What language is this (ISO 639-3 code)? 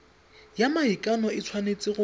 tsn